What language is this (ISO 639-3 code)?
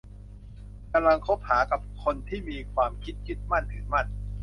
tha